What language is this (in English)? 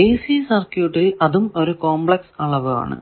Malayalam